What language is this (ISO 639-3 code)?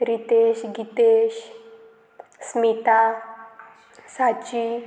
kok